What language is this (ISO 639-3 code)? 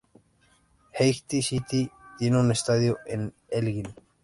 spa